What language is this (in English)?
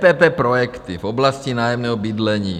Czech